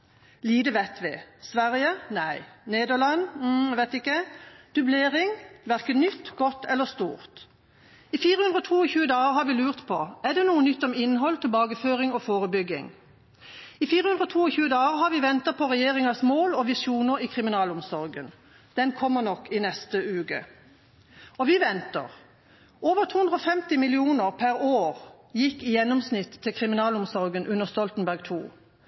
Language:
Norwegian Bokmål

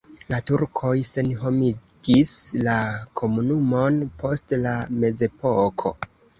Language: Esperanto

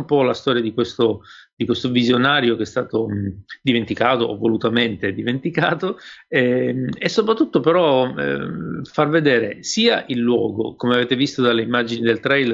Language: Italian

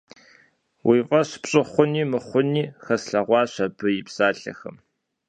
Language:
Kabardian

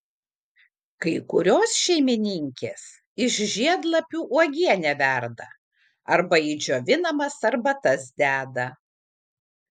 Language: Lithuanian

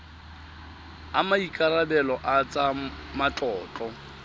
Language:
Tswana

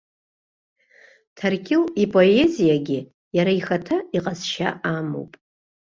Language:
Abkhazian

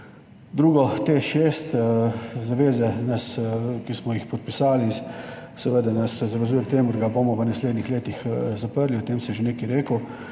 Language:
Slovenian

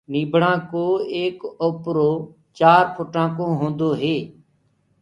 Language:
Gurgula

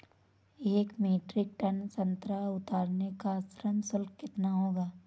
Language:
Hindi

